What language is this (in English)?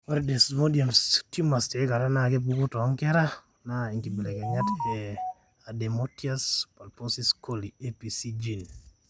Masai